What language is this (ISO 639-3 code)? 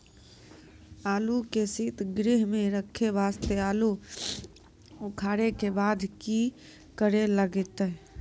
mai